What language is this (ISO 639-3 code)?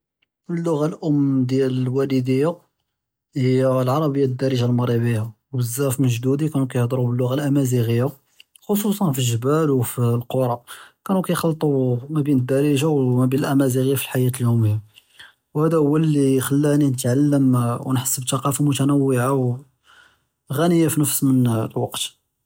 jrb